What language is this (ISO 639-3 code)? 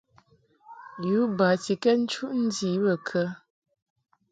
mhk